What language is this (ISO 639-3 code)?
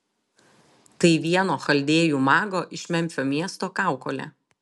lit